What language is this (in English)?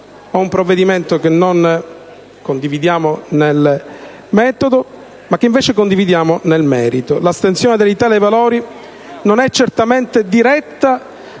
Italian